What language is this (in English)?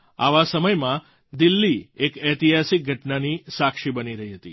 Gujarati